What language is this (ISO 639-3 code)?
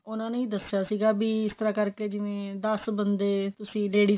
pan